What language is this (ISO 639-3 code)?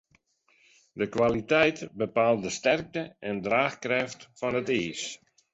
fry